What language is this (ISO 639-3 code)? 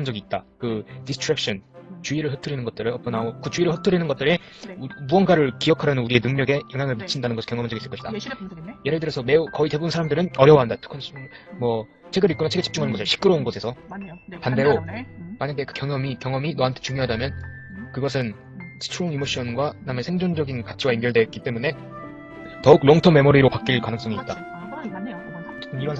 kor